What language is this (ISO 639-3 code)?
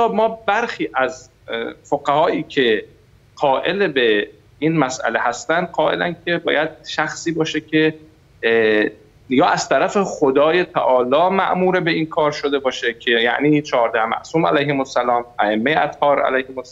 fas